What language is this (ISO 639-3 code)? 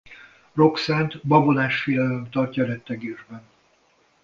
hun